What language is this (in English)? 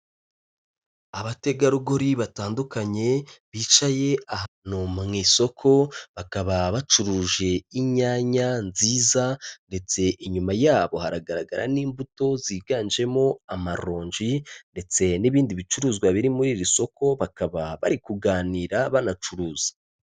Kinyarwanda